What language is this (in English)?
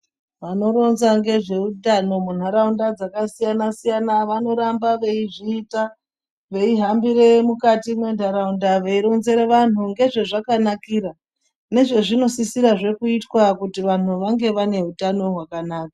Ndau